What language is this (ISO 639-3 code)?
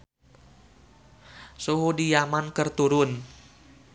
sun